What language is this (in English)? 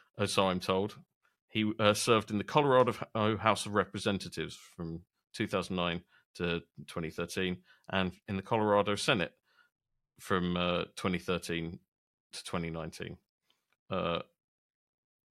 English